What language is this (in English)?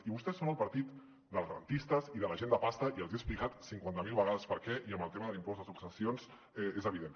Catalan